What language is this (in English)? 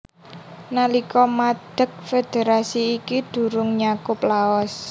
Javanese